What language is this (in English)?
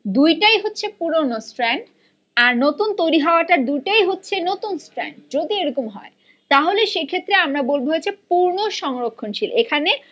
Bangla